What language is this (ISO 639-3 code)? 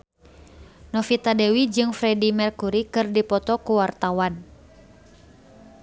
sun